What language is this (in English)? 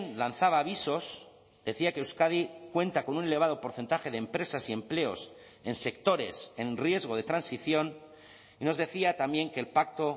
Spanish